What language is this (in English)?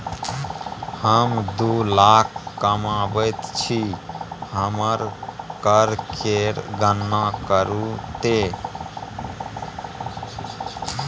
Maithili